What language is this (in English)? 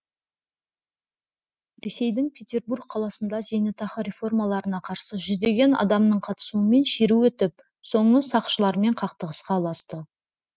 Kazakh